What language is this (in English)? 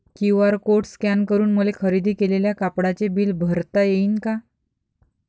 Marathi